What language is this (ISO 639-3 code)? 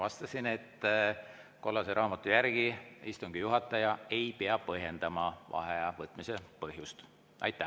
est